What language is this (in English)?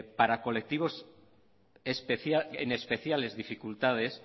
Spanish